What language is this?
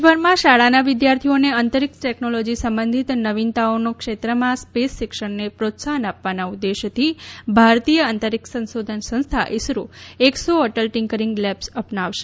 Gujarati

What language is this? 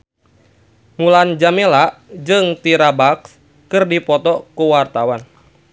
Sundanese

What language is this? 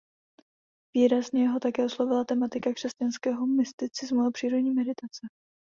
Czech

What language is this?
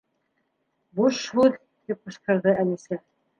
Bashkir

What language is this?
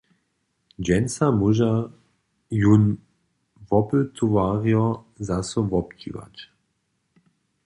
Upper Sorbian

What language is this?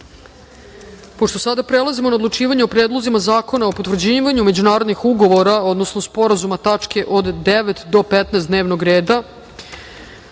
Serbian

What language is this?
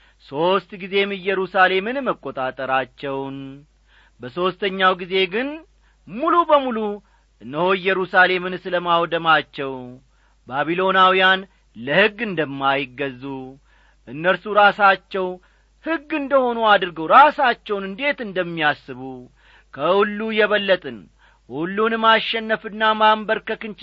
Amharic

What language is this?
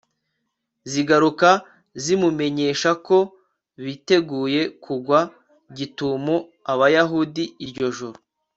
Kinyarwanda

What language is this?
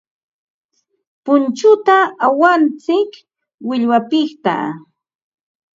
Ambo-Pasco Quechua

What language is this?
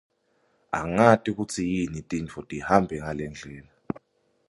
Swati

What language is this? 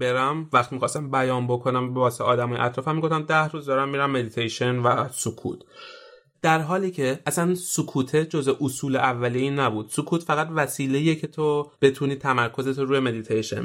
Persian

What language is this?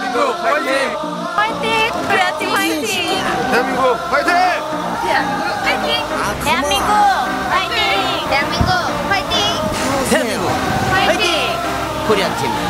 Polish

